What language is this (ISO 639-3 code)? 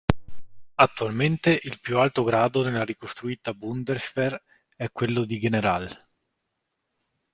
ita